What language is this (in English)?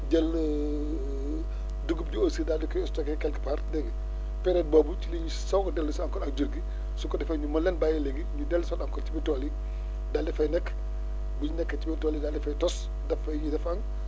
Wolof